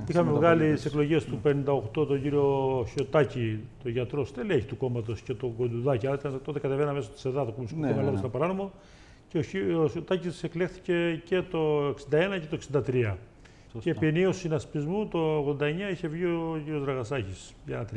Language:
Greek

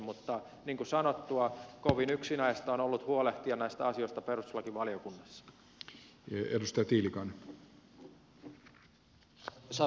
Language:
Finnish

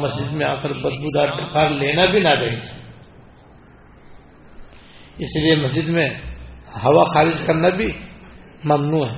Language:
Urdu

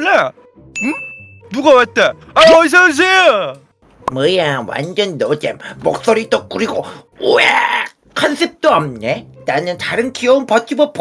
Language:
Korean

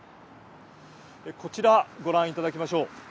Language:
Japanese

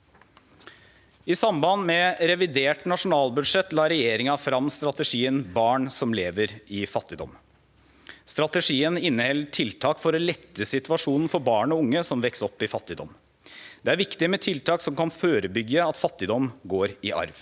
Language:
Norwegian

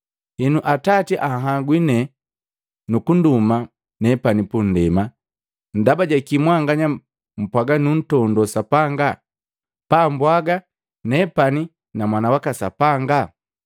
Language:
Matengo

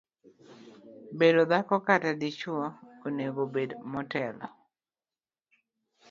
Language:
Luo (Kenya and Tanzania)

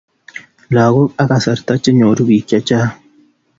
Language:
Kalenjin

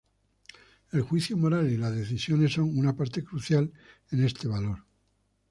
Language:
Spanish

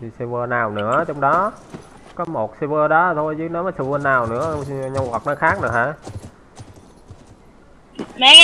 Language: Vietnamese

